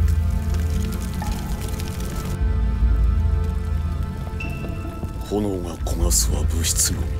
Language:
Japanese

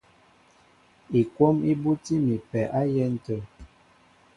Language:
Mbo (Cameroon)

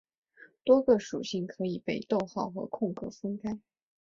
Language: Chinese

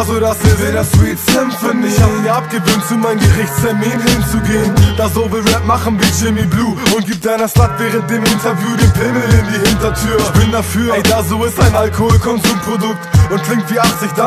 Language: French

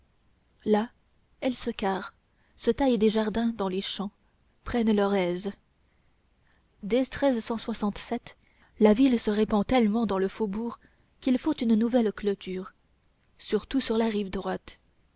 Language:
French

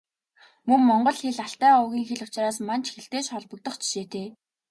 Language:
Mongolian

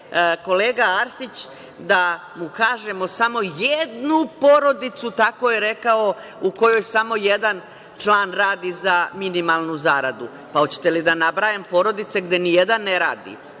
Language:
Serbian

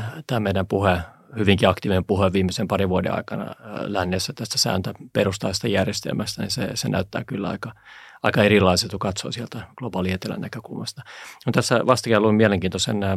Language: Finnish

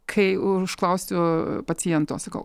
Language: Lithuanian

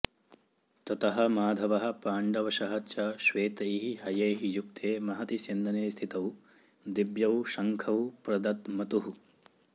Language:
Sanskrit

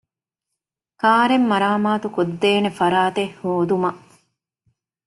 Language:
Divehi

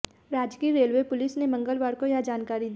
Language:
Hindi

